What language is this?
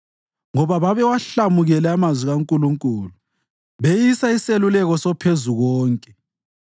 North Ndebele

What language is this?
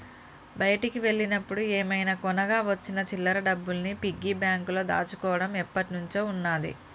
Telugu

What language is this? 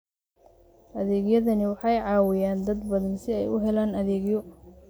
Somali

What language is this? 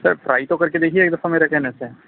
Urdu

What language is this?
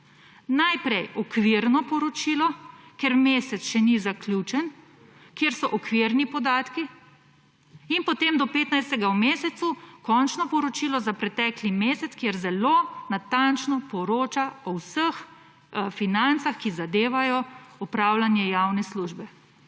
Slovenian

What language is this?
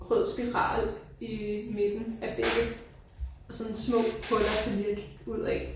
Danish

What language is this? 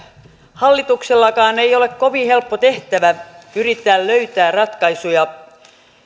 Finnish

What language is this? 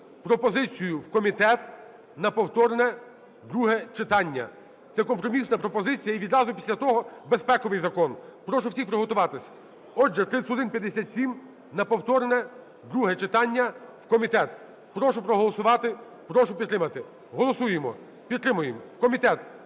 Ukrainian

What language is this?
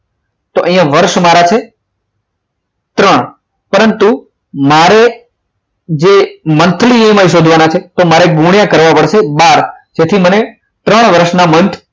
Gujarati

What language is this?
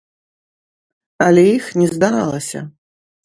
Belarusian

